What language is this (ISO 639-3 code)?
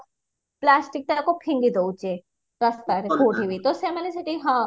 ori